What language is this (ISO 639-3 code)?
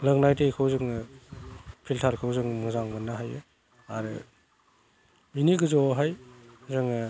brx